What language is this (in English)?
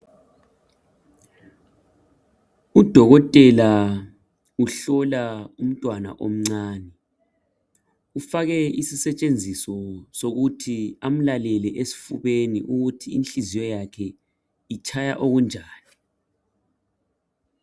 North Ndebele